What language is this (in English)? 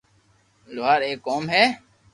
Loarki